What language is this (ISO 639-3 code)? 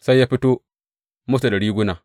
hau